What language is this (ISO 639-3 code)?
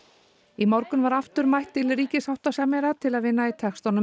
isl